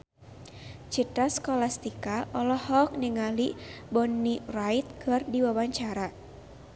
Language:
Sundanese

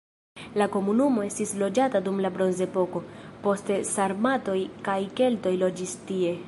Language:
Esperanto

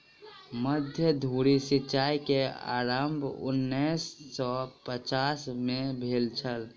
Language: Maithili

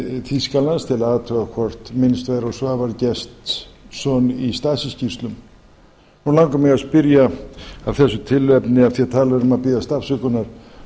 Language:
Icelandic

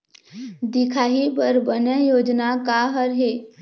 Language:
Chhattisgarhi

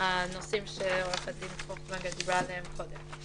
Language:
Hebrew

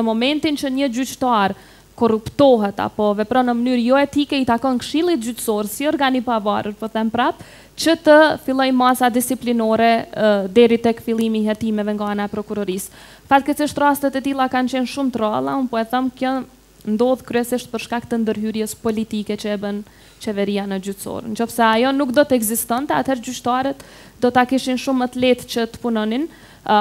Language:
Romanian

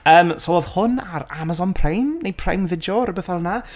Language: Welsh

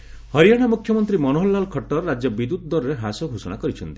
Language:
Odia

